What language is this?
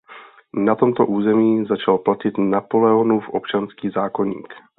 Czech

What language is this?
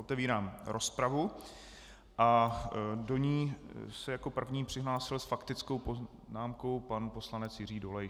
Czech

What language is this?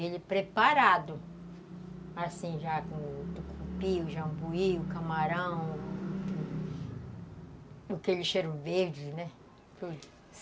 Portuguese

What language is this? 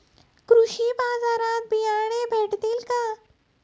Marathi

